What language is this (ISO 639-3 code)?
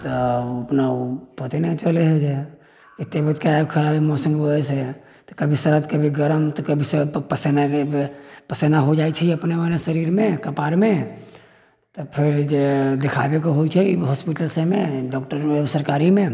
mai